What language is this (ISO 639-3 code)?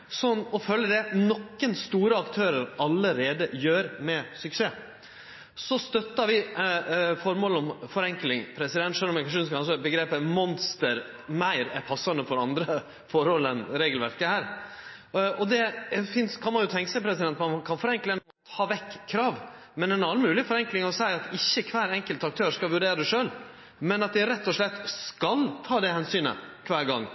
nno